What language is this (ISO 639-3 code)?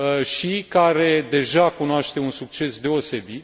ron